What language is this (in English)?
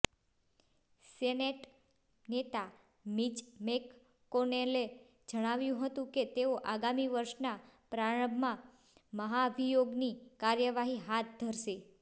Gujarati